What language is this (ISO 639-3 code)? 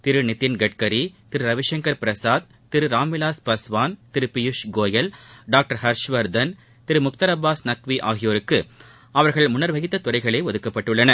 tam